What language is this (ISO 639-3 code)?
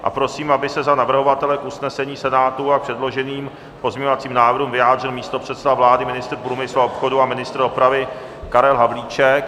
ces